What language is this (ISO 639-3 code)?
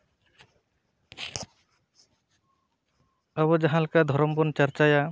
sat